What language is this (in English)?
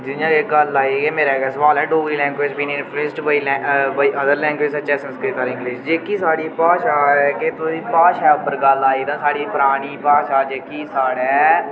Dogri